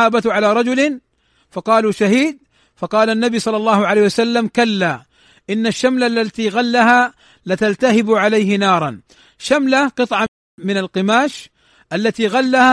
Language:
Arabic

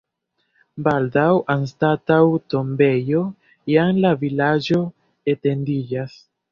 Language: Esperanto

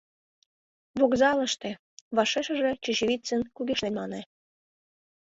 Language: Mari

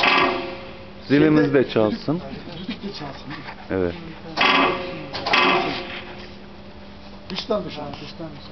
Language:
Turkish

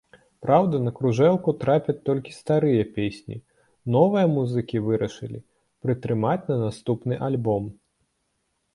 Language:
Belarusian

